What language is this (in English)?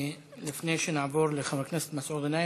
Hebrew